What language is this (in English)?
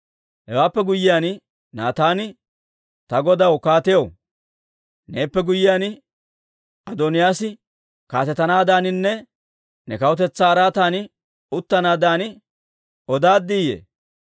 Dawro